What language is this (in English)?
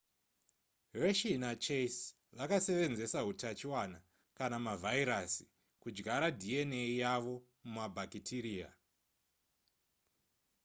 Shona